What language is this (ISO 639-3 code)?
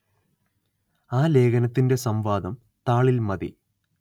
mal